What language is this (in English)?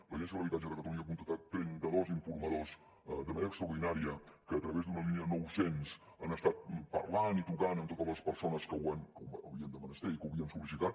Catalan